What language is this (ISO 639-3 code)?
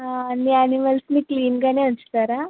tel